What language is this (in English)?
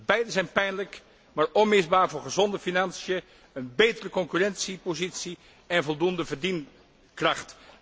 Dutch